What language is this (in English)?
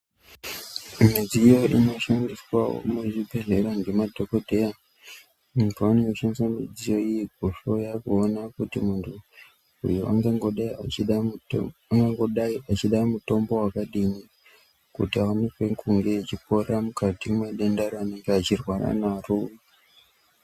Ndau